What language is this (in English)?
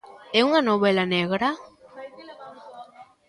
Galician